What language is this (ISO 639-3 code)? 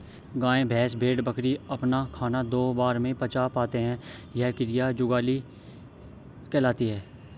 hin